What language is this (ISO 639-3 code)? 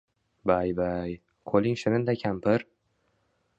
uzb